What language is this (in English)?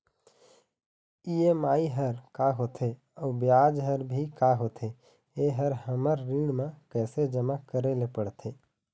Chhattisgarhi